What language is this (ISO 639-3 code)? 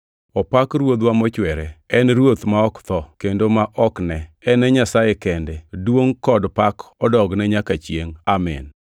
luo